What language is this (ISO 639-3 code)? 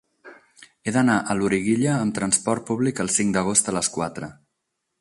cat